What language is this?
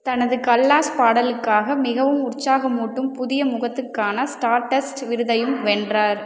Tamil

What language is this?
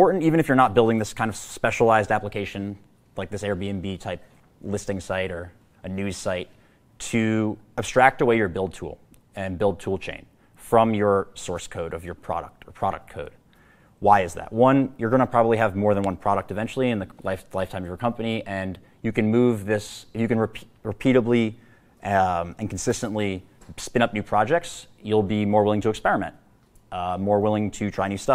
English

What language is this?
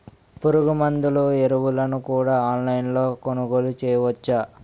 Telugu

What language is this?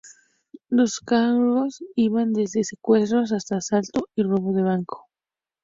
Spanish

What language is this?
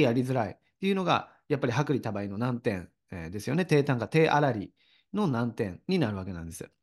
Japanese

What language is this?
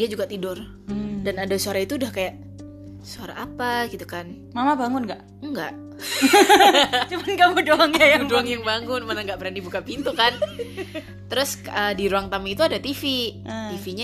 Indonesian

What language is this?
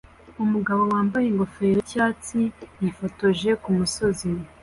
Kinyarwanda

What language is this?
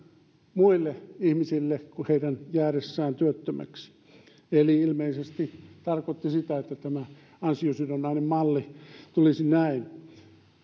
Finnish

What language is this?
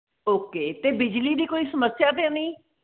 Punjabi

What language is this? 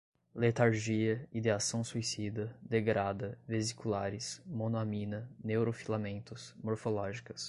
Portuguese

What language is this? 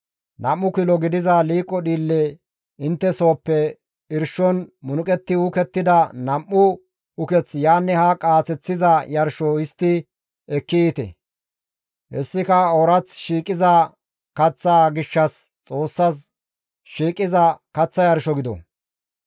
Gamo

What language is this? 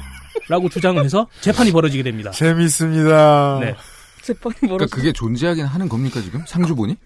Korean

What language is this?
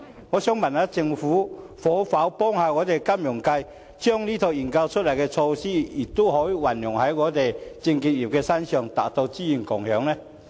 Cantonese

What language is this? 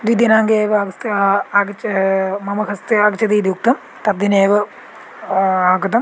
Sanskrit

